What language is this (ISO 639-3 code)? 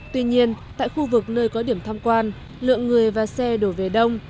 vie